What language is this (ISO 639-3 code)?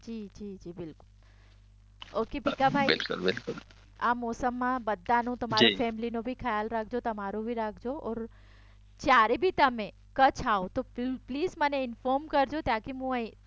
guj